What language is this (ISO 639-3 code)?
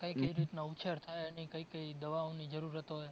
guj